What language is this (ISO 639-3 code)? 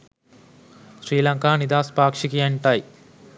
sin